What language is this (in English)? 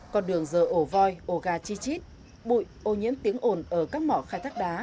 Vietnamese